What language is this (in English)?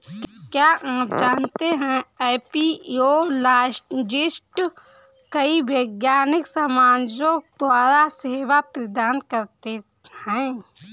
Hindi